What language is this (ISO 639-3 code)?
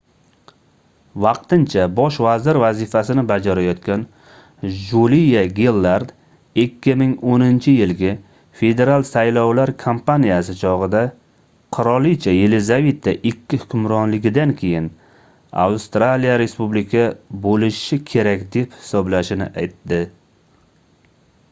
uzb